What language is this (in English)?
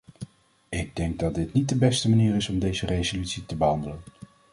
Dutch